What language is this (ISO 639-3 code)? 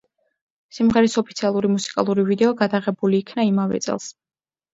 kat